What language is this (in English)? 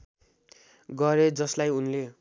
Nepali